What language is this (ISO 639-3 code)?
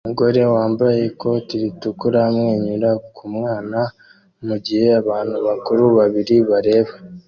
kin